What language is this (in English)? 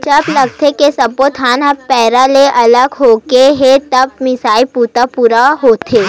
Chhattisgarhi